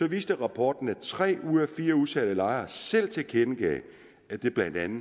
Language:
Danish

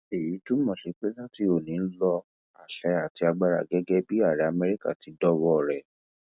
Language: Yoruba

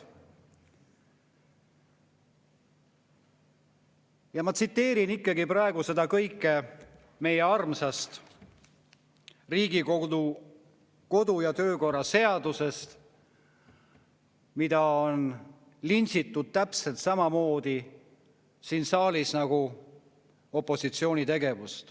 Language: Estonian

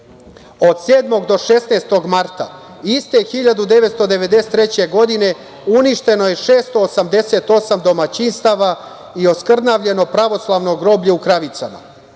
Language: Serbian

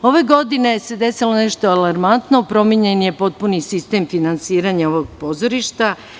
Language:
Serbian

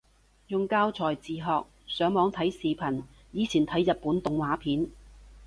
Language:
Cantonese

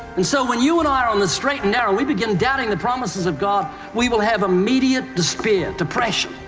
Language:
English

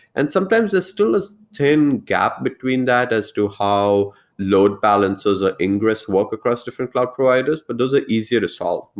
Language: English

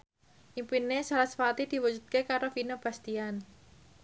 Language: Javanese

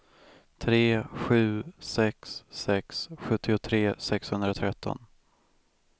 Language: Swedish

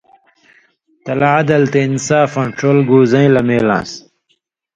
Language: Indus Kohistani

